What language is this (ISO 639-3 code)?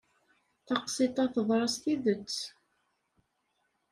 kab